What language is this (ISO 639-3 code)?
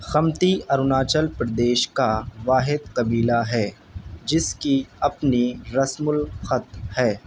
urd